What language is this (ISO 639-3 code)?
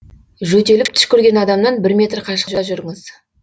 kaz